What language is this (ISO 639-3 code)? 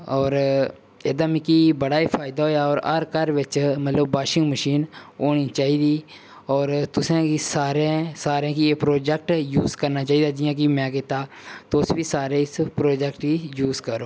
doi